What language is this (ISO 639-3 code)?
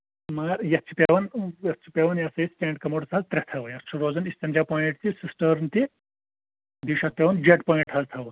kas